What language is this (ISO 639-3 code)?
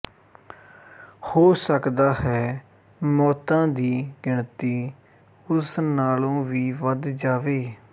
pan